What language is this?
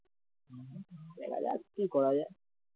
Bangla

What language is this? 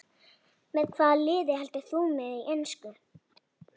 Icelandic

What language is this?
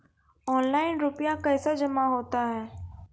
Maithili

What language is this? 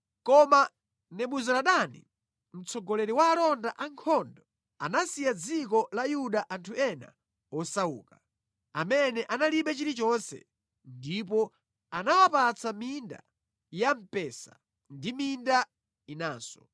Nyanja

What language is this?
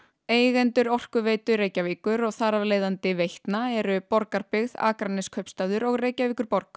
Icelandic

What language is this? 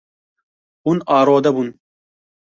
Kurdish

